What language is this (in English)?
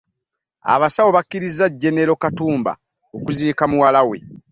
Ganda